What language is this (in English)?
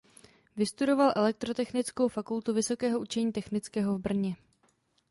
Czech